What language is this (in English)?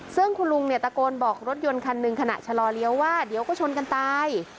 Thai